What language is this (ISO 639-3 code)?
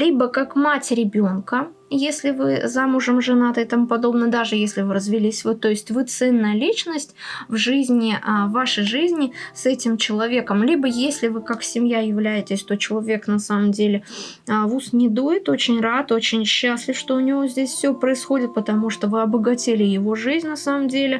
rus